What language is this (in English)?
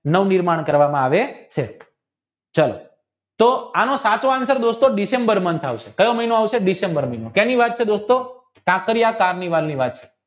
Gujarati